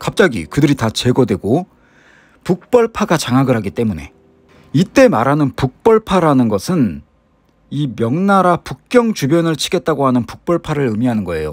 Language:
Korean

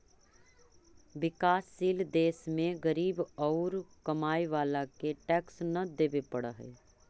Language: Magahi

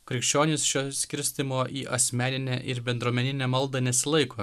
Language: Lithuanian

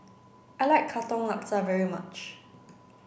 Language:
English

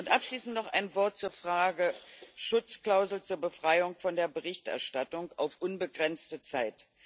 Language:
German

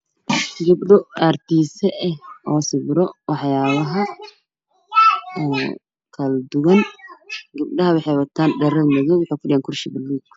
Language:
Somali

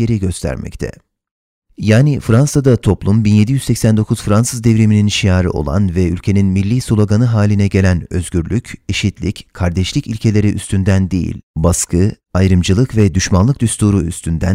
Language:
Turkish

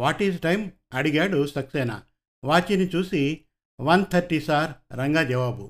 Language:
Telugu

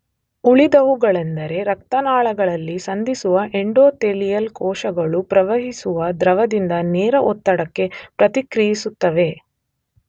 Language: Kannada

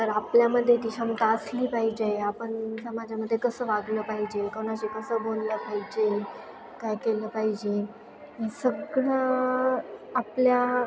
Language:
Marathi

